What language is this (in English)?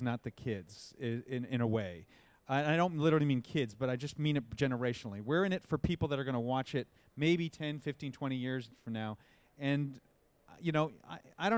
English